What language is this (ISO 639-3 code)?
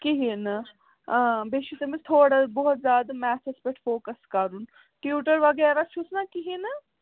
kas